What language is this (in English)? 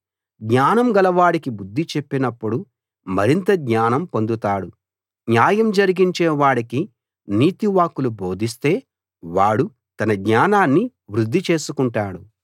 Telugu